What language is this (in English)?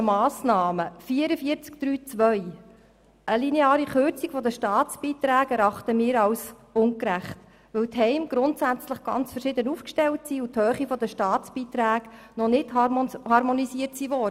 Swiss German